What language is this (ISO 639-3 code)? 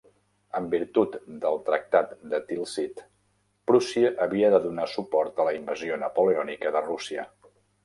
cat